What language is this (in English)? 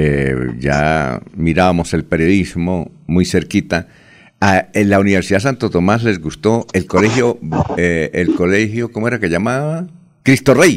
Spanish